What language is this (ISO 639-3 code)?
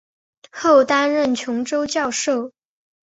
zho